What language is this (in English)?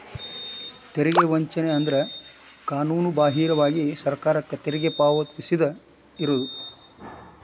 Kannada